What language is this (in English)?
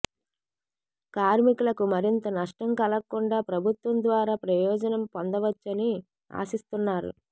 Telugu